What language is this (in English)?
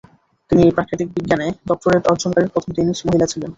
Bangla